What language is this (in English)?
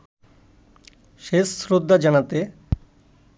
Bangla